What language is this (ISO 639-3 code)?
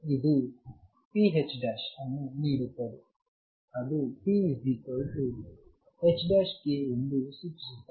kan